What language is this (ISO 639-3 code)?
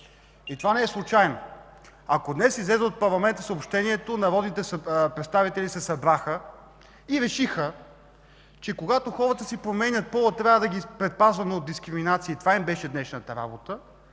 bul